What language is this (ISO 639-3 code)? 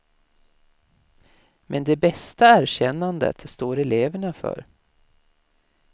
swe